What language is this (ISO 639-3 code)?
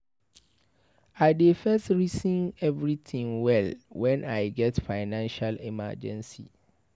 pcm